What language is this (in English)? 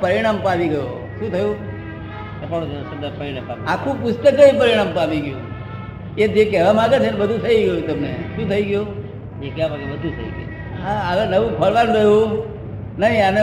Gujarati